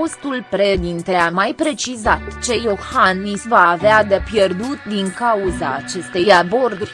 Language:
Romanian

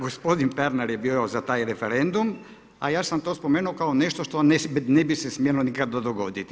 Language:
Croatian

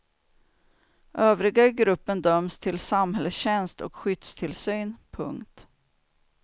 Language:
Swedish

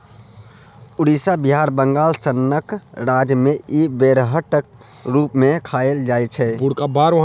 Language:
Maithili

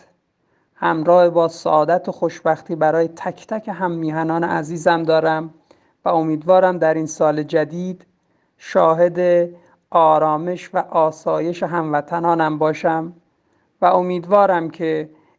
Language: Persian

